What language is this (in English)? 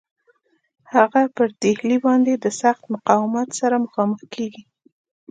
Pashto